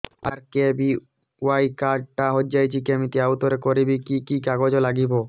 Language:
Odia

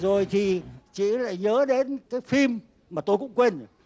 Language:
Vietnamese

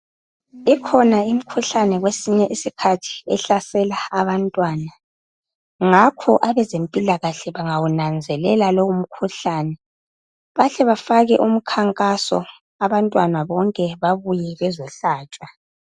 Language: North Ndebele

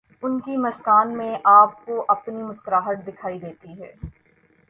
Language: Urdu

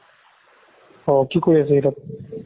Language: Assamese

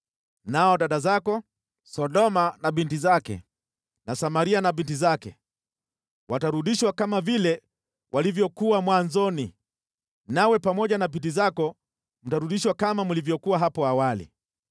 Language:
Swahili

